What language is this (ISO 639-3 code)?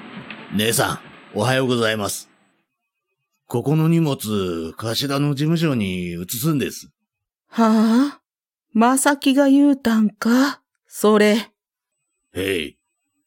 jpn